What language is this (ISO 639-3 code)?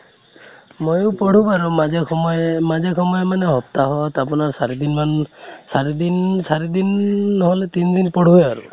asm